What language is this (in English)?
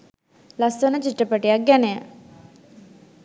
Sinhala